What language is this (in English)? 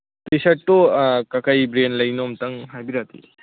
Manipuri